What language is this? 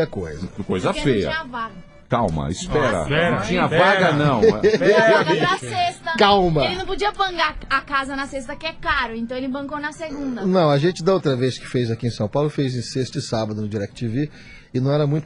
Portuguese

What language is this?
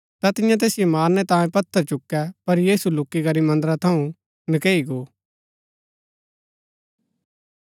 Gaddi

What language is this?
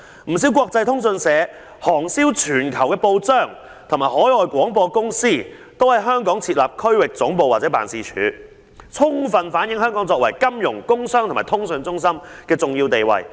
Cantonese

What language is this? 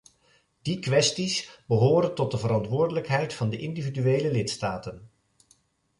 Dutch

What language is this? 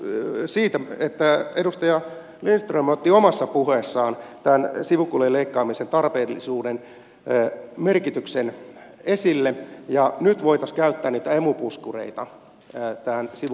Finnish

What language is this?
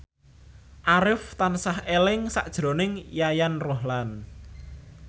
Javanese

